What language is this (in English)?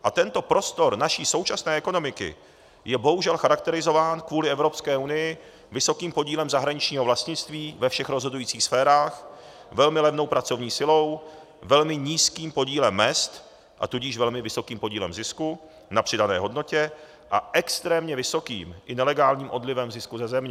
Czech